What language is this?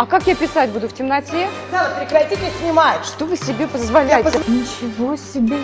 Russian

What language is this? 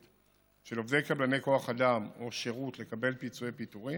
Hebrew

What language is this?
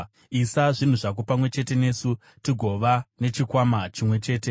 Shona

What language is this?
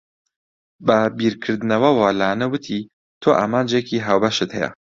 Central Kurdish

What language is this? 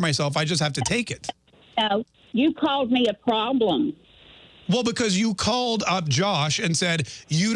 English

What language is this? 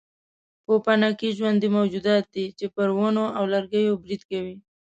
Pashto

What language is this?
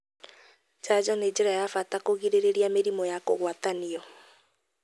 Kikuyu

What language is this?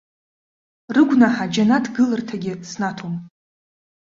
Abkhazian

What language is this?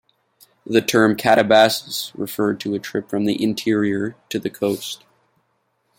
English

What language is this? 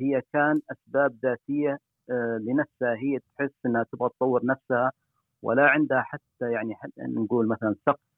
Arabic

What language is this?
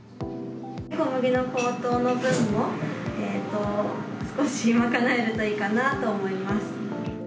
Japanese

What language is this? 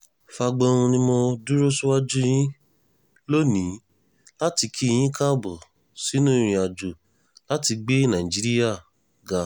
Yoruba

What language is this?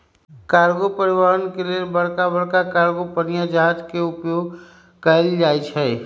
Magahi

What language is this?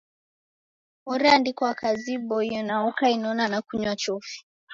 Taita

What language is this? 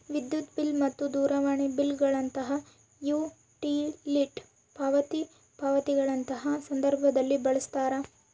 Kannada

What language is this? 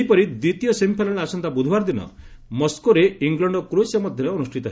Odia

